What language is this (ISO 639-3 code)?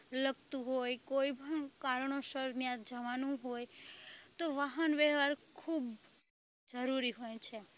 guj